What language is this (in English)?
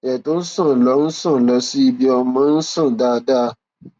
Yoruba